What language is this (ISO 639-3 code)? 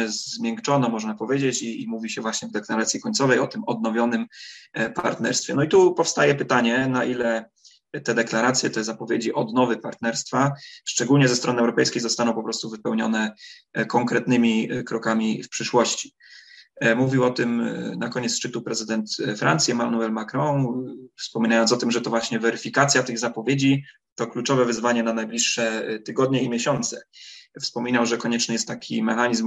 pol